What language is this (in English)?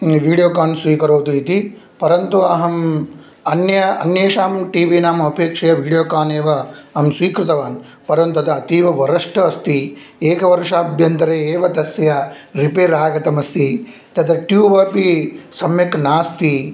Sanskrit